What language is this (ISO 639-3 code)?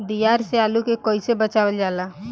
bho